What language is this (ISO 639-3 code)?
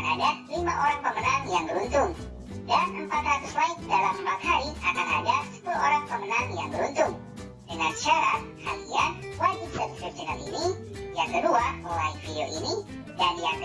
ind